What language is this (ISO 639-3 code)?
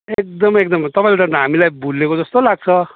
nep